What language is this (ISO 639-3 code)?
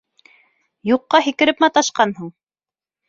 bak